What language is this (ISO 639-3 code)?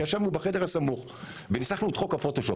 heb